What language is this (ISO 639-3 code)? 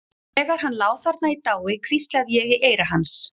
isl